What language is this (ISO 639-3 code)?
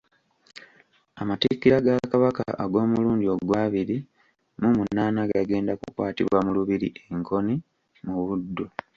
lug